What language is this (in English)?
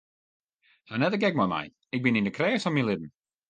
Western Frisian